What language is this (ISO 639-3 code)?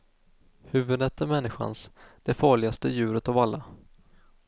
swe